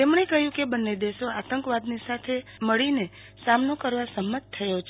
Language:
Gujarati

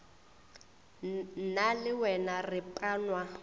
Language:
Northern Sotho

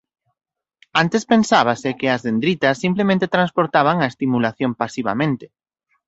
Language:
Galician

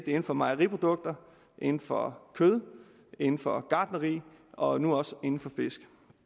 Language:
Danish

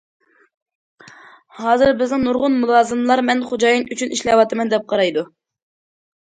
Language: Uyghur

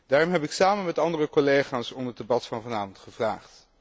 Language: Dutch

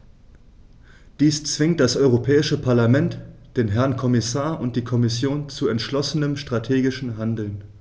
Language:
German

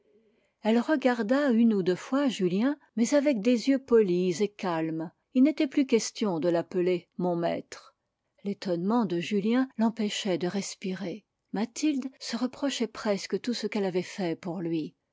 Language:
French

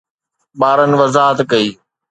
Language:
Sindhi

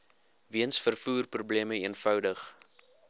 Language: Afrikaans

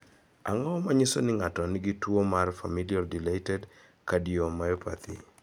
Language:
Luo (Kenya and Tanzania)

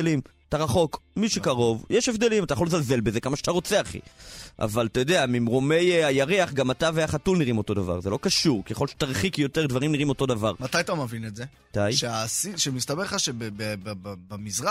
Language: Hebrew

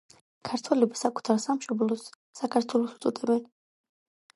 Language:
Georgian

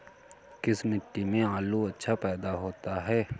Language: Hindi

